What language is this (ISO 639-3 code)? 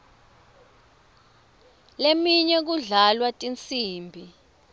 ssw